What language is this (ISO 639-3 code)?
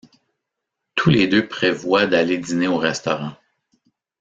fra